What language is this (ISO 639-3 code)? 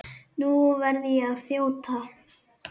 isl